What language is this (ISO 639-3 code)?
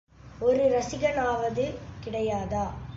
tam